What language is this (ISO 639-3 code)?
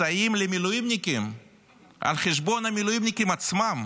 heb